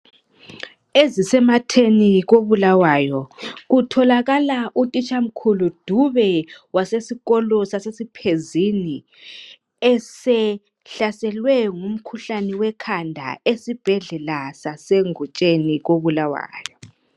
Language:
North Ndebele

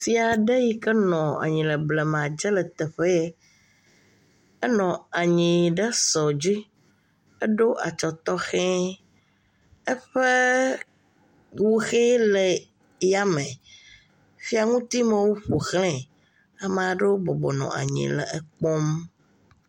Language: Ewe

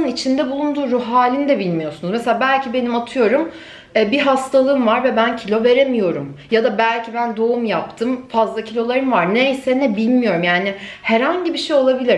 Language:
Turkish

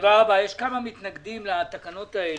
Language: Hebrew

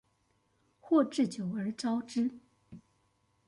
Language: Chinese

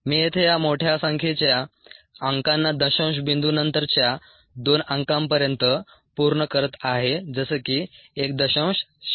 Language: Marathi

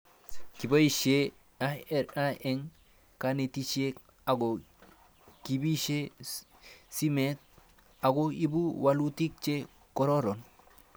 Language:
Kalenjin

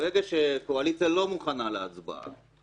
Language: Hebrew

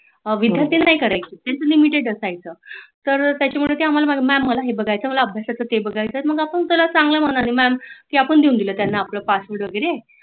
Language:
Marathi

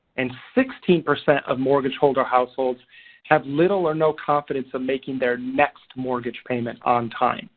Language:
English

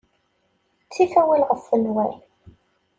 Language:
Kabyle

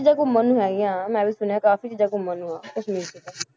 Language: Punjabi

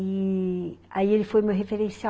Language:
Portuguese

